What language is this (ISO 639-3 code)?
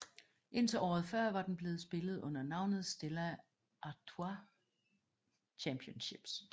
dan